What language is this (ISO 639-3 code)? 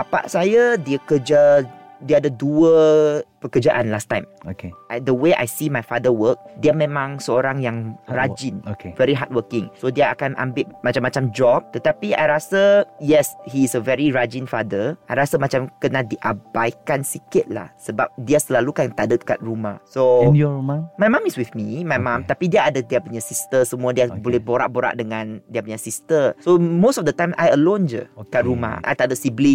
msa